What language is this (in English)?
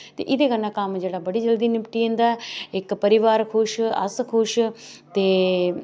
Dogri